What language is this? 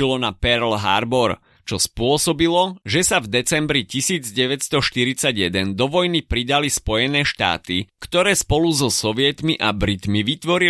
Slovak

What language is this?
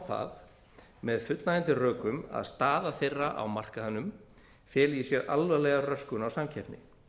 Icelandic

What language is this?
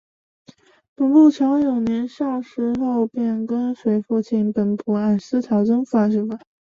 Chinese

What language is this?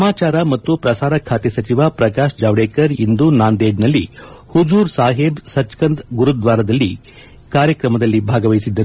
Kannada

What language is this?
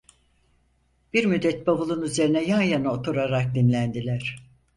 Turkish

